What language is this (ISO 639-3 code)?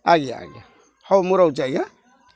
ori